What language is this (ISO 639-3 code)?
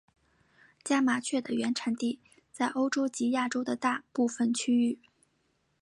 zho